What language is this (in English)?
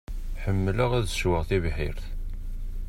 Kabyle